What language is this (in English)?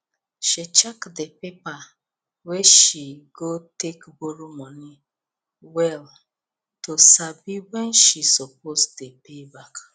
Nigerian Pidgin